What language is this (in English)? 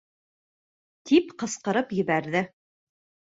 Bashkir